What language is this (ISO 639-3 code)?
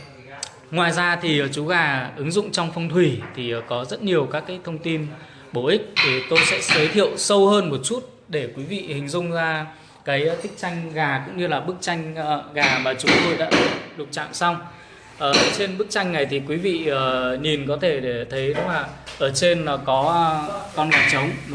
vie